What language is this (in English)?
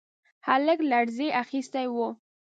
Pashto